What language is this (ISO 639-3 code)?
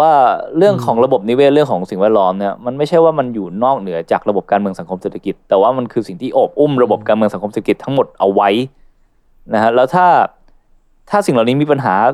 tha